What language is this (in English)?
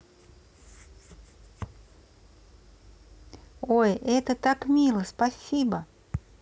Russian